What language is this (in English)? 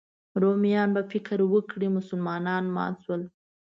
Pashto